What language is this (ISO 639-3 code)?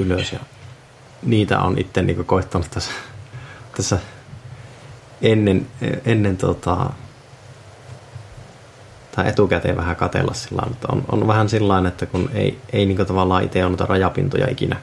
fin